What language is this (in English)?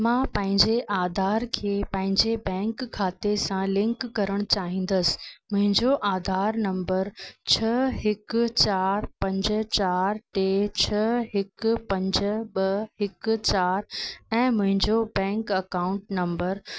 Sindhi